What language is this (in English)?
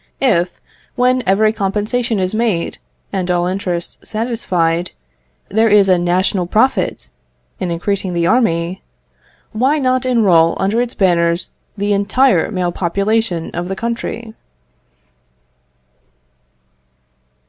English